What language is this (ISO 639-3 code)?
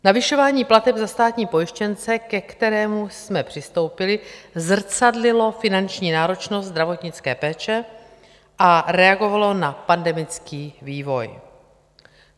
ces